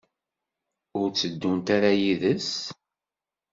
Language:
Kabyle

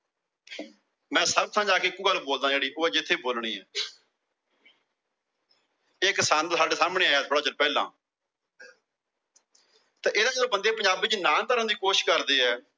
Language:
Punjabi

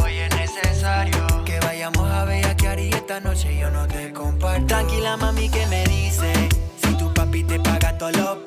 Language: Spanish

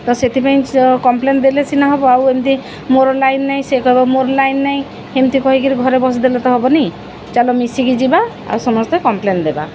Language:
Odia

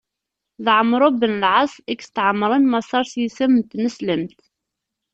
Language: Kabyle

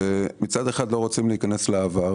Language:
Hebrew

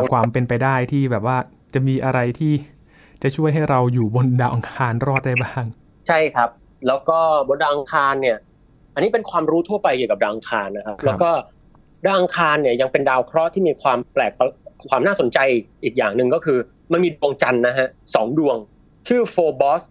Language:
Thai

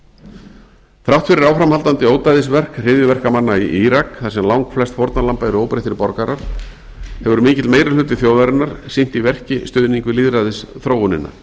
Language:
Icelandic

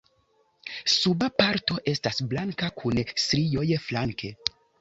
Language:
Esperanto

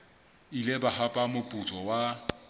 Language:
Southern Sotho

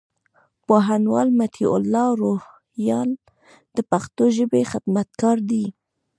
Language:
Pashto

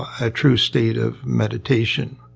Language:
English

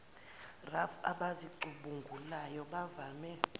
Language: Zulu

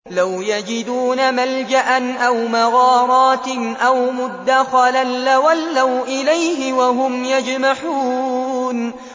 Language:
Arabic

